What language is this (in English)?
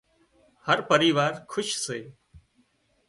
Wadiyara Koli